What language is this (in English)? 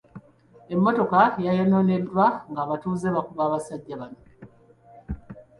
Ganda